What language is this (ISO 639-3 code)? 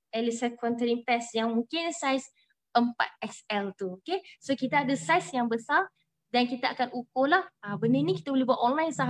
msa